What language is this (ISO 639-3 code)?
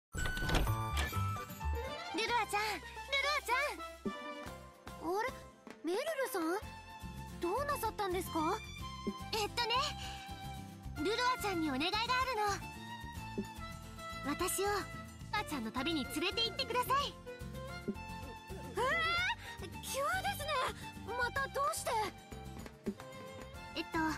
jpn